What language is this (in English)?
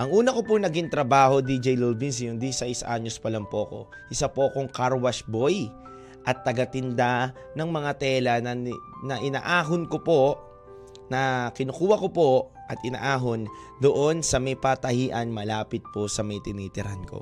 Filipino